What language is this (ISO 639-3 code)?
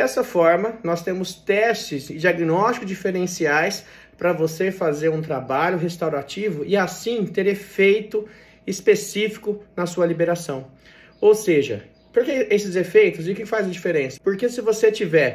por